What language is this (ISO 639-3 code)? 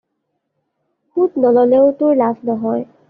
asm